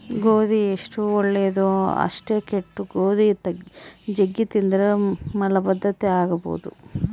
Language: Kannada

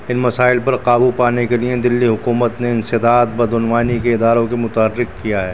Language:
Urdu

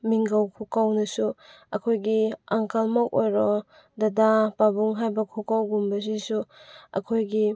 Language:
Manipuri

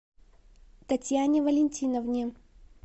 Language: Russian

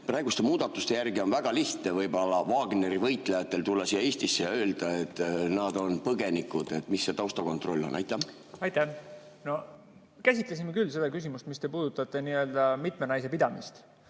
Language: Estonian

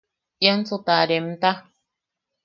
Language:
Yaqui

